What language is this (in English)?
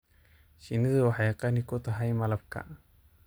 Somali